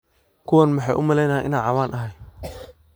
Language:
Somali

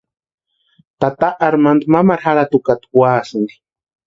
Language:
Western Highland Purepecha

